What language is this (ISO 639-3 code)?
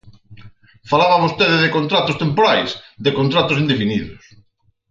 glg